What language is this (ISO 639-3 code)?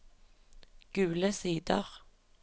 nor